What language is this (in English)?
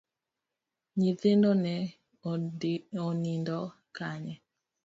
Luo (Kenya and Tanzania)